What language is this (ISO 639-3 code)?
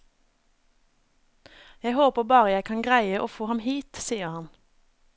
nor